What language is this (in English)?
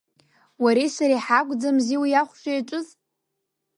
Abkhazian